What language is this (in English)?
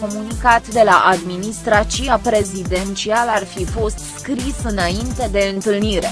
Romanian